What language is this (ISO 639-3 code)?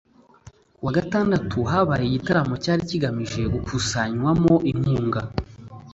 kin